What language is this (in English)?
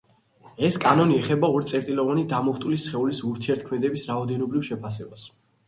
Georgian